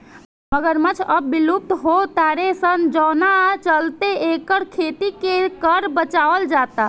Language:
Bhojpuri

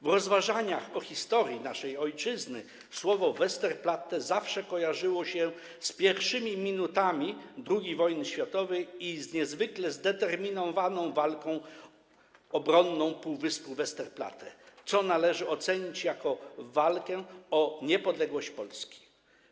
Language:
Polish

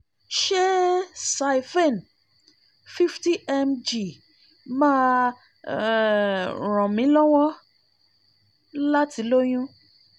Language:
Yoruba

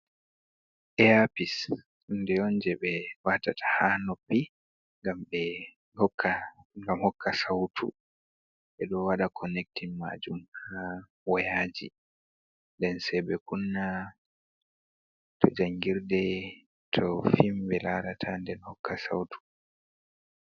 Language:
Fula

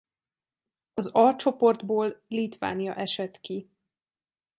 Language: Hungarian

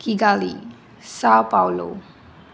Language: Marathi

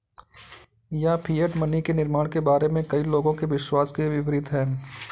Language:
Hindi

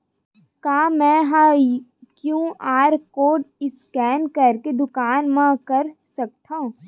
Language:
Chhattisgarhi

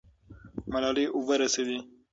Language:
Pashto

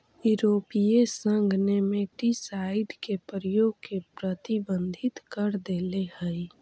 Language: Magahi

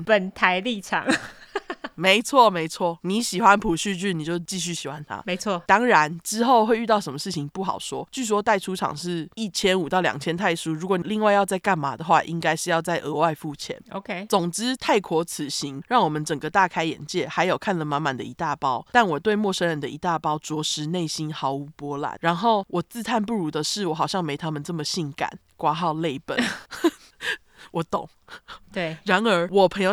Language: Chinese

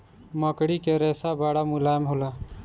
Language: Bhojpuri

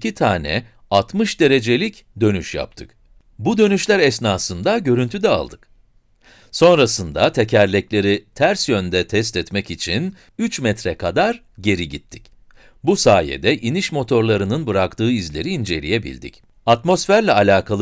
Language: Turkish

